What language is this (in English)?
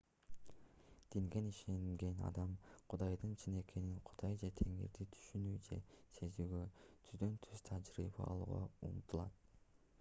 Kyrgyz